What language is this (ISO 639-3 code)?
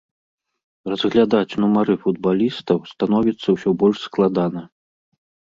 bel